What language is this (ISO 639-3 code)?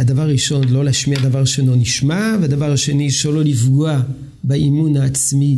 heb